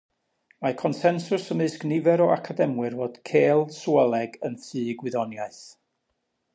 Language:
Welsh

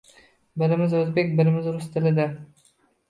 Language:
Uzbek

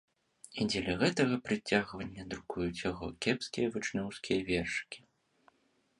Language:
Belarusian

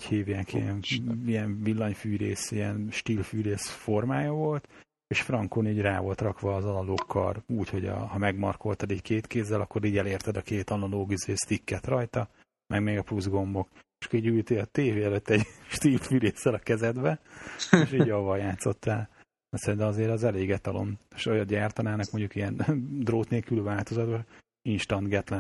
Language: Hungarian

